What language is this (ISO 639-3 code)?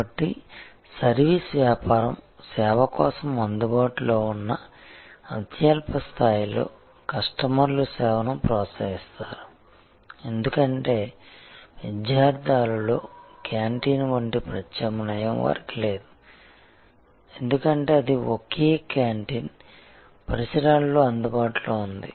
tel